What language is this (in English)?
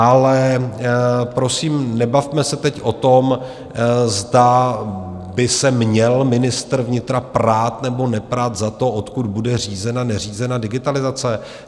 Czech